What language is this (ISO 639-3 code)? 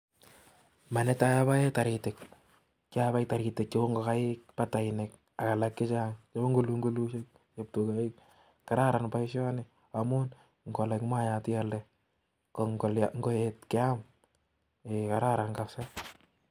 kln